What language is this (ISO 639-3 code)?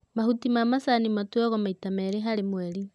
kik